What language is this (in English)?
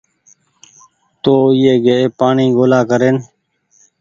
Goaria